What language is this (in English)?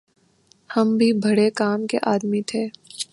Urdu